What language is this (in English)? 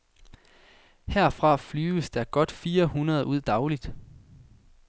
Danish